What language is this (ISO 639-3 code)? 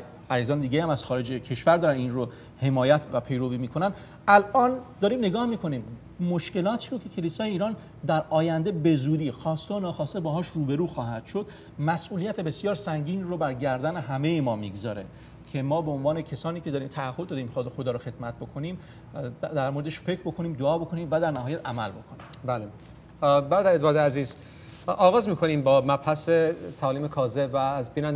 fas